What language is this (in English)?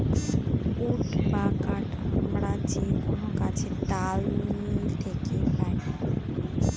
Bangla